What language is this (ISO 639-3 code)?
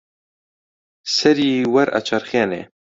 ckb